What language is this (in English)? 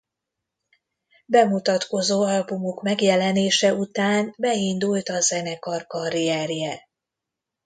Hungarian